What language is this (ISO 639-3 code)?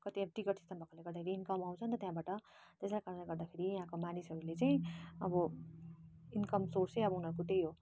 nep